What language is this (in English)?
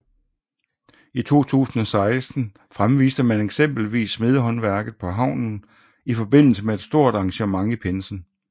Danish